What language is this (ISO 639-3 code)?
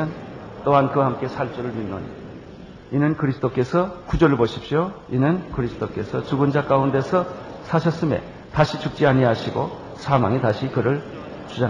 kor